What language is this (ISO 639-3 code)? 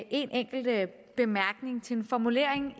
dan